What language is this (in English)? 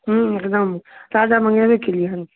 Maithili